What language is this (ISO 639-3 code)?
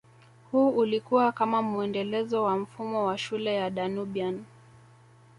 swa